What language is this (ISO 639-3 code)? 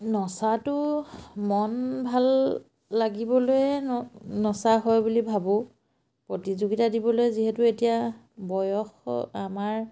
asm